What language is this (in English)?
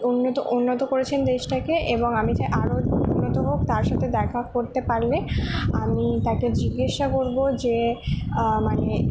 Bangla